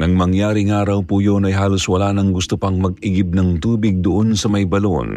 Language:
Filipino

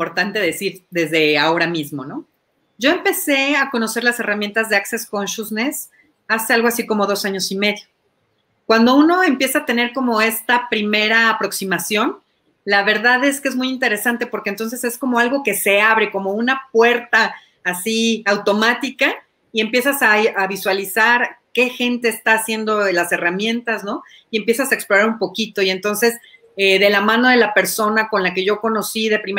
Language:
Spanish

